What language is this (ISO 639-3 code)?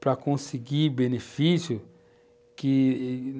por